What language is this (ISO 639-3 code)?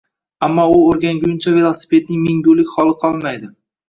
uzb